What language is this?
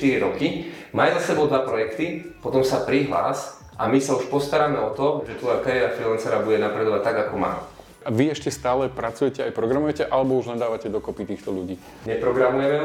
Slovak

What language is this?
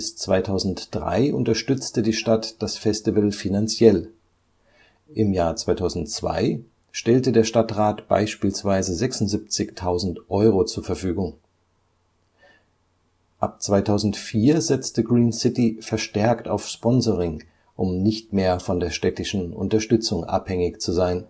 German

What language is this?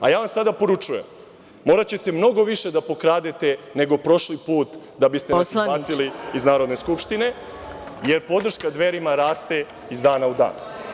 Serbian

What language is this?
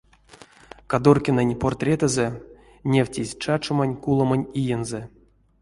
Erzya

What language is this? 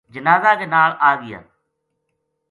Gujari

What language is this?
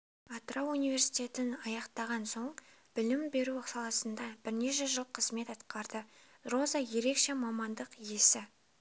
Kazakh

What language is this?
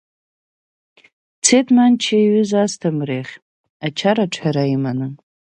Abkhazian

